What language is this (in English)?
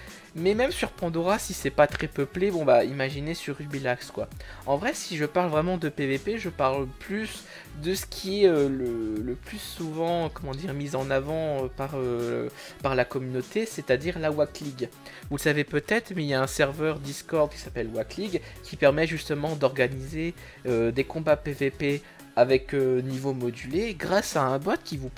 French